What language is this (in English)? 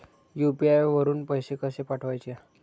Marathi